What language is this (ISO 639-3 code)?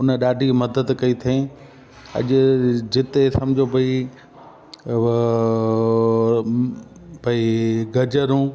snd